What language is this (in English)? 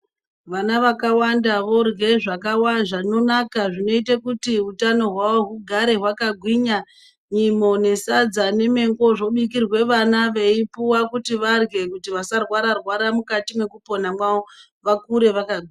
Ndau